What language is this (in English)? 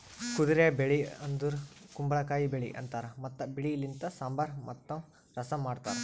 Kannada